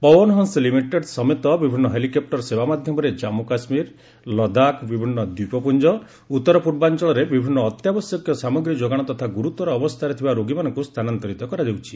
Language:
Odia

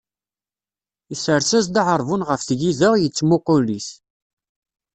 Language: Kabyle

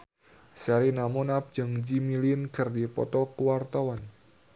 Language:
Sundanese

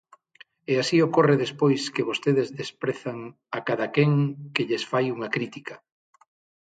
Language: Galician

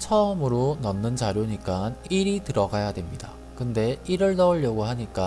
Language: Korean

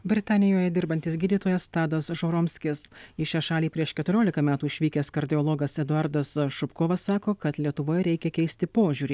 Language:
Lithuanian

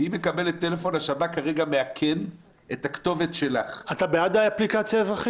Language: Hebrew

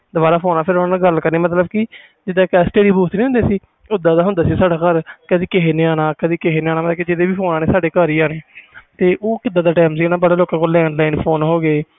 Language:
Punjabi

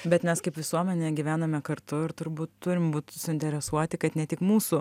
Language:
Lithuanian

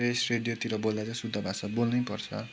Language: Nepali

